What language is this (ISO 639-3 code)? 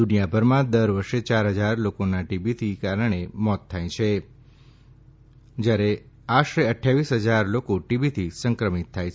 guj